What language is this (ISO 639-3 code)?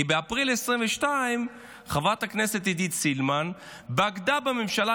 heb